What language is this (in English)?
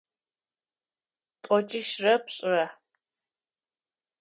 Adyghe